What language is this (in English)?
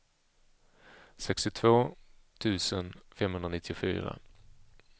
Swedish